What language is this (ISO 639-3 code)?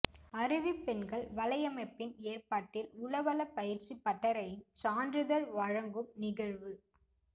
tam